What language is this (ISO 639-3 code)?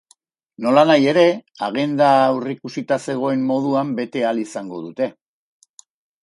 eus